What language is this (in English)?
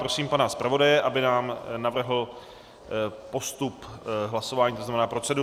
Czech